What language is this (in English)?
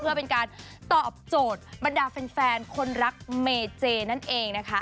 Thai